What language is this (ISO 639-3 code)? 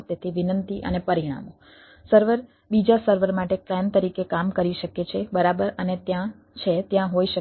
guj